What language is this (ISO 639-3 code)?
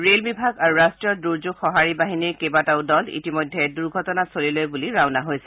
asm